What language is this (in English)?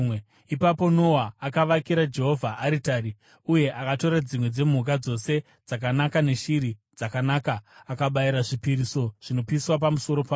Shona